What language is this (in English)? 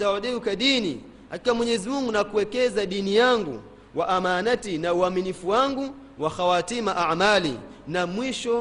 Swahili